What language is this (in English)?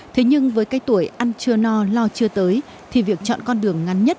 Vietnamese